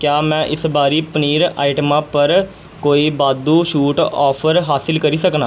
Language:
Dogri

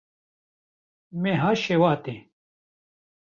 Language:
Kurdish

